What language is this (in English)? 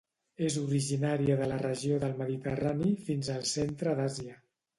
Catalan